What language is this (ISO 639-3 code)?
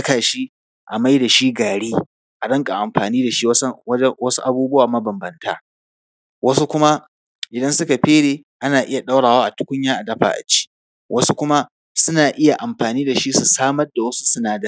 hau